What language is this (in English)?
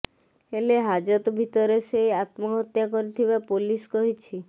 Odia